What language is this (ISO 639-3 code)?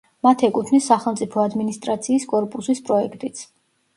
kat